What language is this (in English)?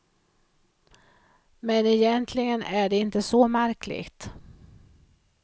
Swedish